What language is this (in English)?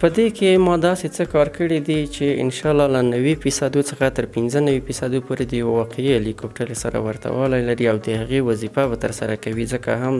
Romanian